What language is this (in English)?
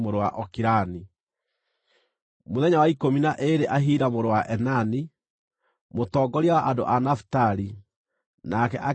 Kikuyu